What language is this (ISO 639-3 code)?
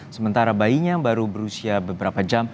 ind